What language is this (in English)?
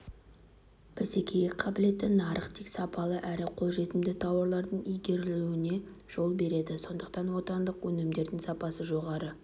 Kazakh